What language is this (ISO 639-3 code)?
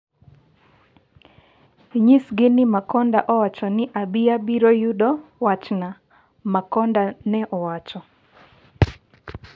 luo